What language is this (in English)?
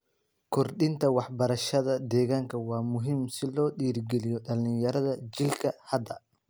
Somali